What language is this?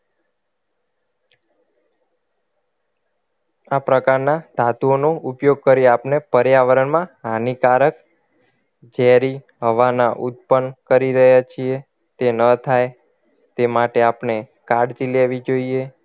Gujarati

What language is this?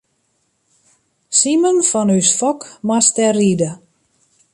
Western Frisian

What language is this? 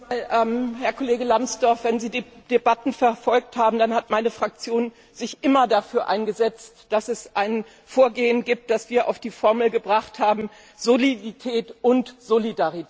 German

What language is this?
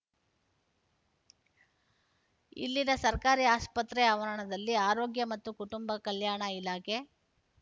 Kannada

